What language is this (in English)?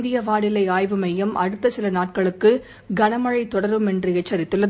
Tamil